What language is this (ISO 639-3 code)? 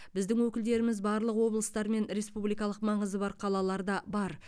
kaz